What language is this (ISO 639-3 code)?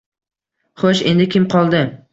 uzb